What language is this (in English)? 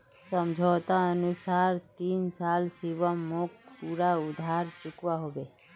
Magahi